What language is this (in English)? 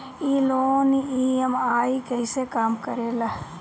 Bhojpuri